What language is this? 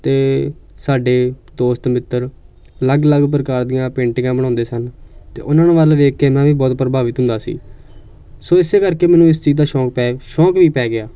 Punjabi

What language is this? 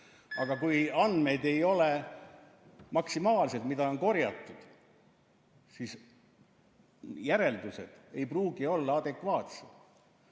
Estonian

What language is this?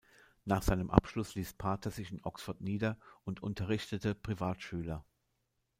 German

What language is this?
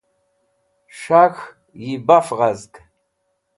Wakhi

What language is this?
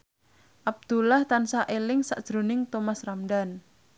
Javanese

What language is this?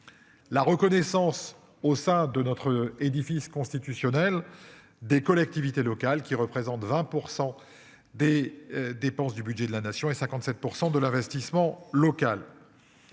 French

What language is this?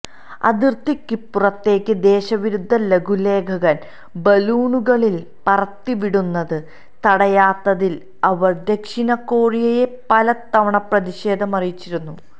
Malayalam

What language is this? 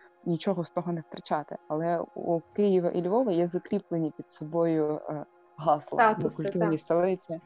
Ukrainian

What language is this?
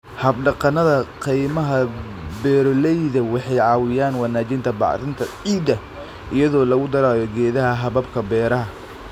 Somali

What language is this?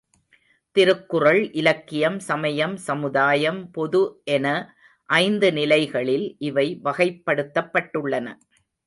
Tamil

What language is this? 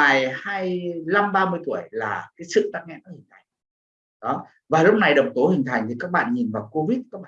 Vietnamese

